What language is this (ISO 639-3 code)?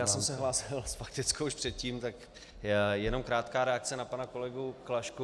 ces